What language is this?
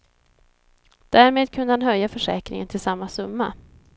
Swedish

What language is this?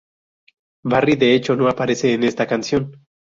Spanish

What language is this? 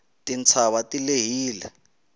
Tsonga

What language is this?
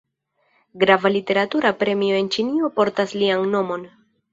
Esperanto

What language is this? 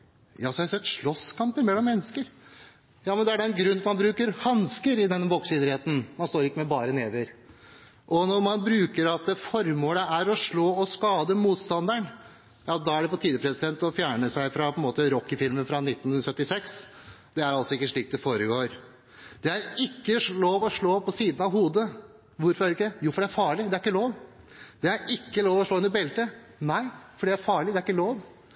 Norwegian Bokmål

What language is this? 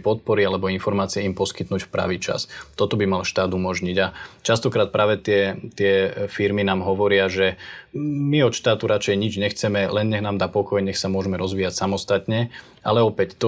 Slovak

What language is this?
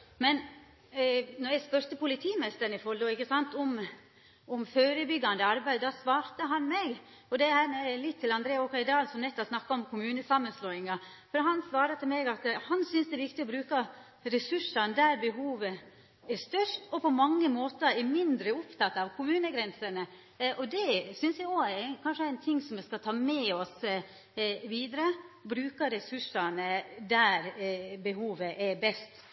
Norwegian Nynorsk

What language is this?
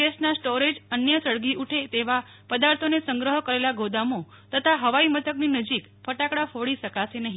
Gujarati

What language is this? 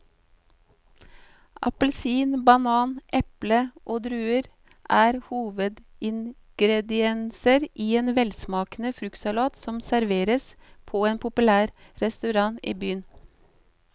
Norwegian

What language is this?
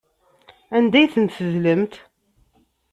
Kabyle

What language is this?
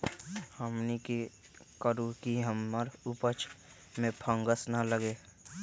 Magahi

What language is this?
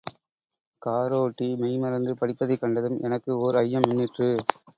Tamil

